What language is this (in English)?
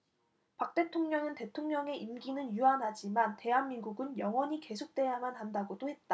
Korean